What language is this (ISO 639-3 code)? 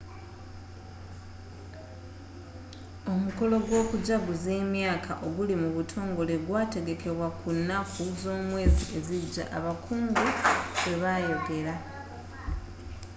lug